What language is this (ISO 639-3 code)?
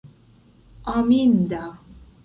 epo